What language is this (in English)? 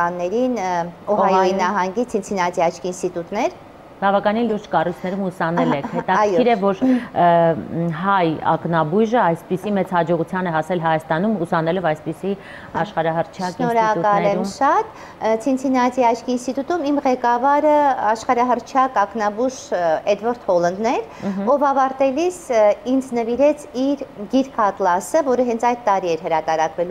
Turkish